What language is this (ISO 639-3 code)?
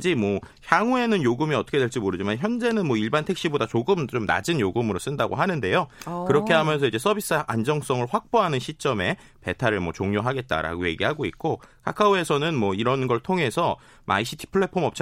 kor